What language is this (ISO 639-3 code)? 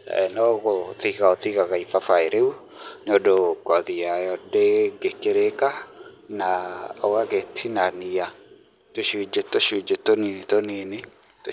kik